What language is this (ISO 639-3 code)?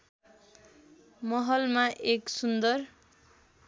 nep